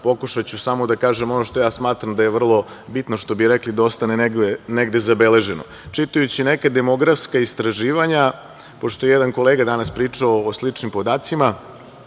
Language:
Serbian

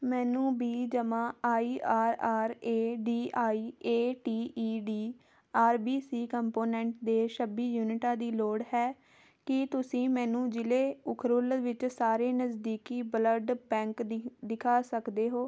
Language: Punjabi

